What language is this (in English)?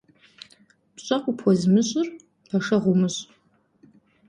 Kabardian